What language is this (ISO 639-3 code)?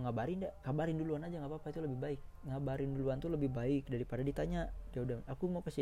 ind